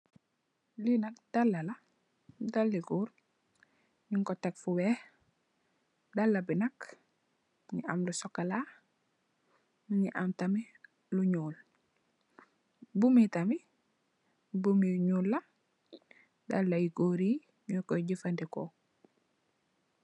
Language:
Wolof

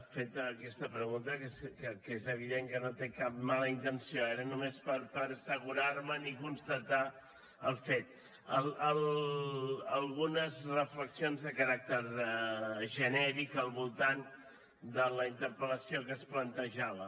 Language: Catalan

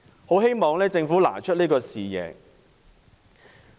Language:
Cantonese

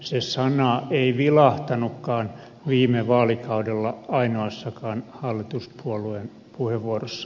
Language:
Finnish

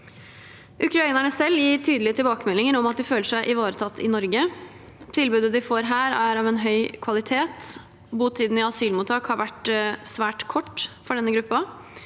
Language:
Norwegian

